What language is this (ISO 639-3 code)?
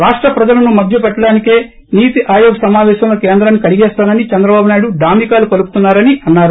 tel